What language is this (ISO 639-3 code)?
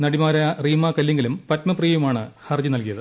mal